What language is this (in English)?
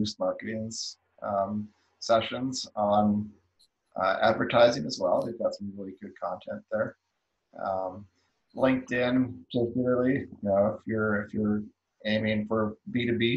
English